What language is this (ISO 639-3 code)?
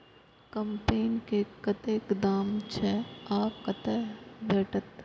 mai